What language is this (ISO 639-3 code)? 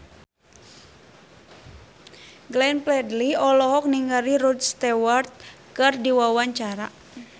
sun